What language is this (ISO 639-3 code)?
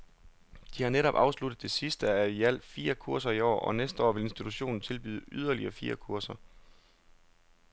dan